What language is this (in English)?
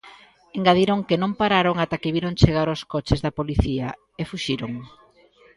Galician